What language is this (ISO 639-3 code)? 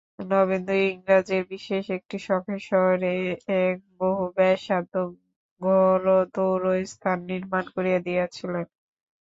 ben